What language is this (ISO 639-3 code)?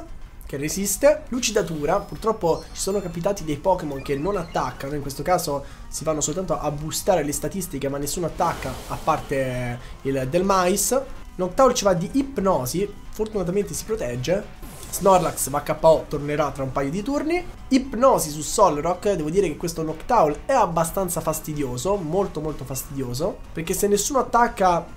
ita